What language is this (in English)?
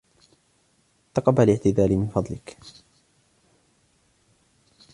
Arabic